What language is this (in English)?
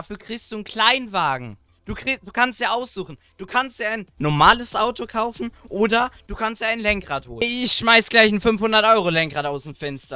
German